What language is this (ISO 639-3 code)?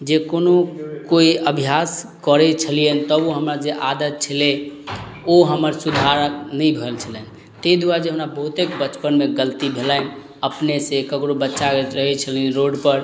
mai